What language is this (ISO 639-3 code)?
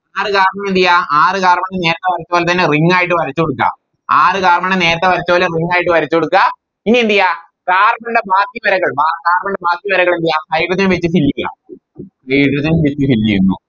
mal